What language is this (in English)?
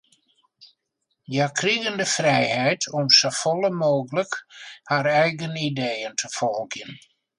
Western Frisian